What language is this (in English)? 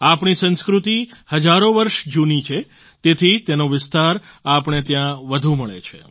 Gujarati